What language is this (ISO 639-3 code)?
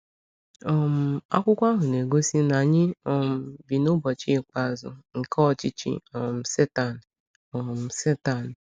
ibo